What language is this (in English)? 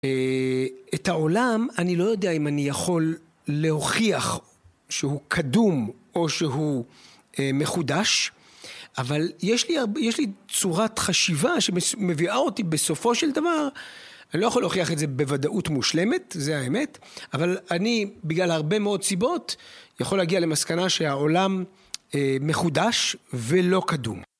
Hebrew